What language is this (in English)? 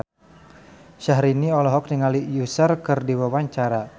Sundanese